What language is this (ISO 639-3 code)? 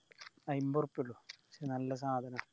mal